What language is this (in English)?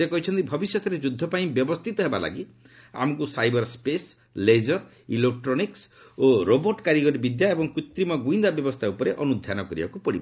Odia